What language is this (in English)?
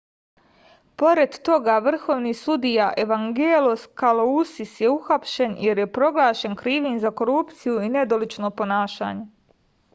Serbian